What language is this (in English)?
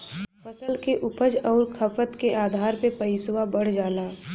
Bhojpuri